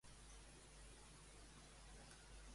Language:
Catalan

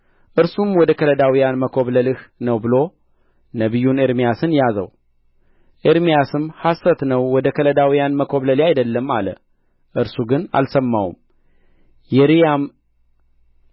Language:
Amharic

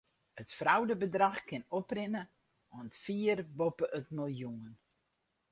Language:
Western Frisian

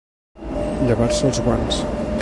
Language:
Catalan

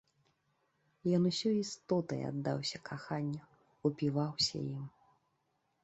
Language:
Belarusian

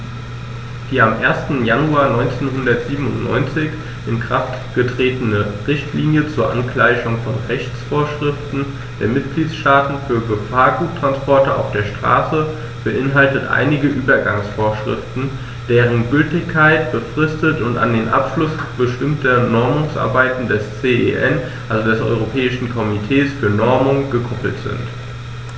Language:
German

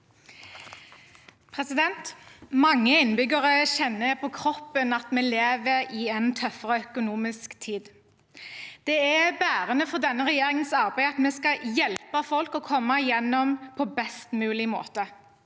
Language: Norwegian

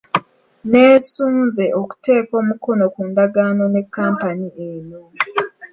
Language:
Ganda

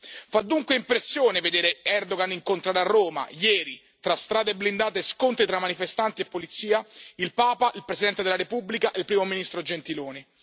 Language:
Italian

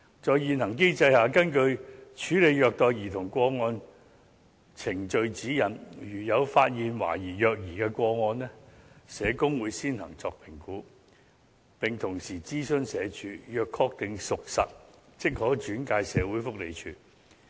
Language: Cantonese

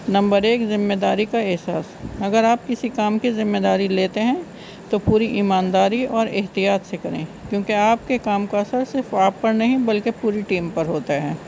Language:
Urdu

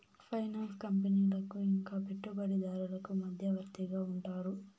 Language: Telugu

